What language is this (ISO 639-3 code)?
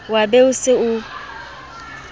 sot